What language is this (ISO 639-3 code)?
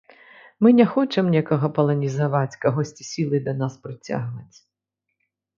bel